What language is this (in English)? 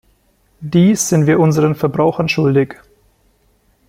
German